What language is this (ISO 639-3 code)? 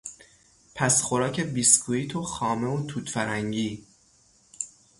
fas